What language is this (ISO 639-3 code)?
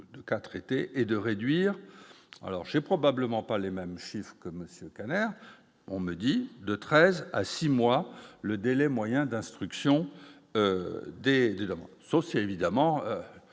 fra